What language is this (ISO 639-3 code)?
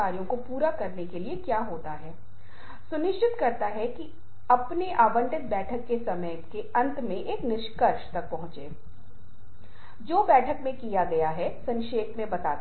hin